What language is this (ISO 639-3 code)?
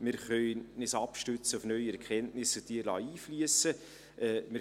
gsw